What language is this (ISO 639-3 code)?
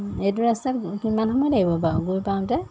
asm